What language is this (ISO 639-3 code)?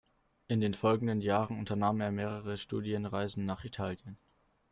deu